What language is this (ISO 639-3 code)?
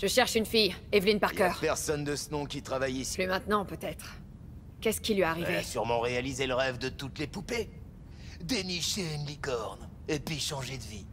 fra